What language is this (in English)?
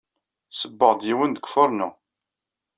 Kabyle